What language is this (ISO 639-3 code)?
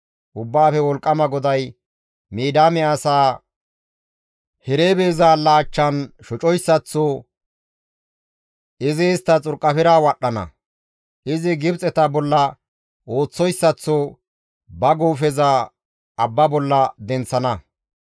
gmv